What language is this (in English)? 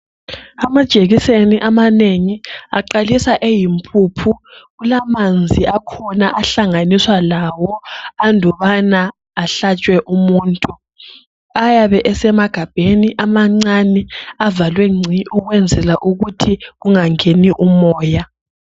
North Ndebele